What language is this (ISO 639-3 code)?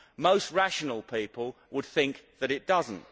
eng